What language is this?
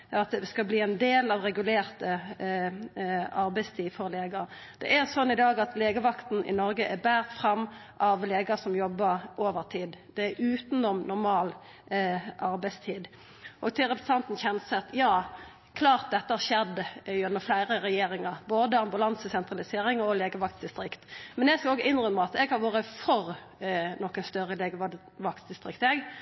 Norwegian Nynorsk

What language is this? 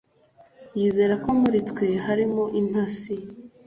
Kinyarwanda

